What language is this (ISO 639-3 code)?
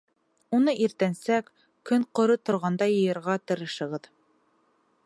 bak